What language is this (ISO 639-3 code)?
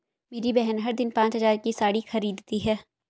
hin